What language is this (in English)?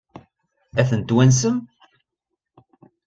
Kabyle